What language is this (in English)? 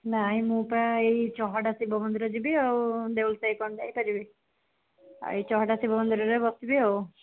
Odia